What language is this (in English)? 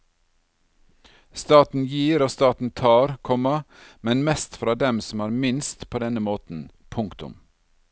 Norwegian